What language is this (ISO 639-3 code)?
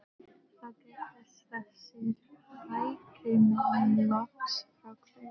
isl